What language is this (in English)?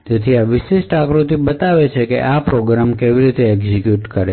Gujarati